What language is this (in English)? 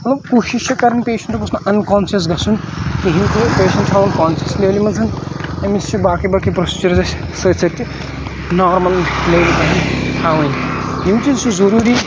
Kashmiri